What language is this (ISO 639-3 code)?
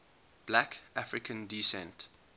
eng